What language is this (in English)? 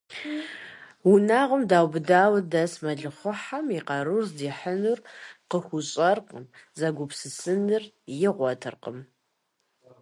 Kabardian